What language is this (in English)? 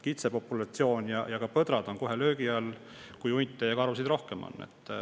Estonian